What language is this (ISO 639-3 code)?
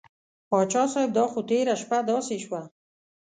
pus